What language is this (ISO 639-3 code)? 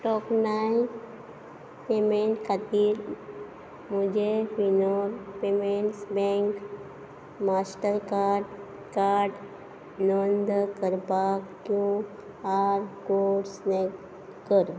kok